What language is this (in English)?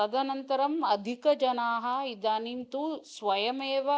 Sanskrit